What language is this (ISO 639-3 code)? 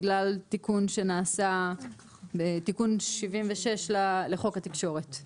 heb